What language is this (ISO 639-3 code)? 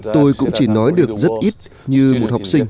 vie